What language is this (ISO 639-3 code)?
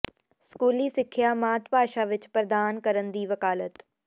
pan